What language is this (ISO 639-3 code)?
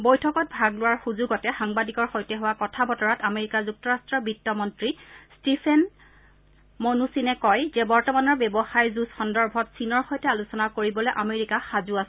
asm